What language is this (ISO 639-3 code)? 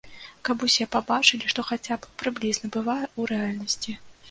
bel